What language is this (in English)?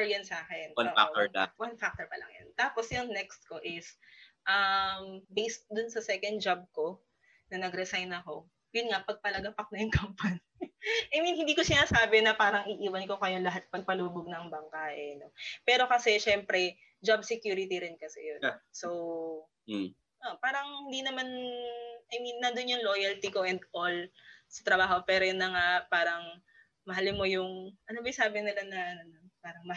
Filipino